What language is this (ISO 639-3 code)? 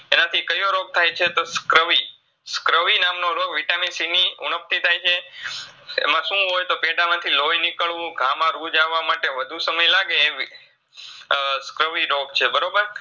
guj